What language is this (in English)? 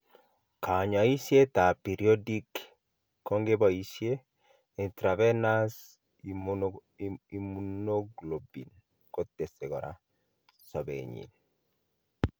Kalenjin